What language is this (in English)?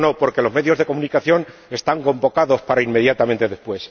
Spanish